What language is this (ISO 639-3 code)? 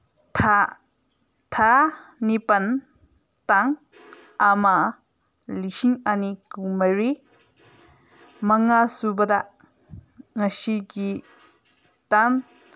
mni